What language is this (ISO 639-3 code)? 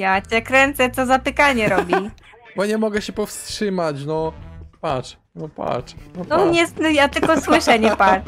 pol